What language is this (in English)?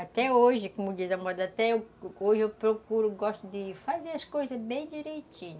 Portuguese